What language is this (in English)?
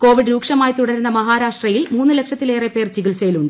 Malayalam